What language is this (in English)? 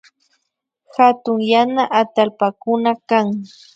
Imbabura Highland Quichua